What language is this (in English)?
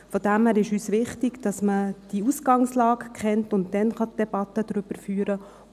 Swiss German